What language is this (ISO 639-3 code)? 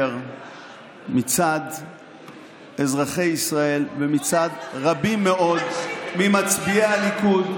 heb